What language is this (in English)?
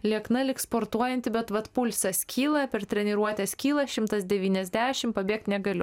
Lithuanian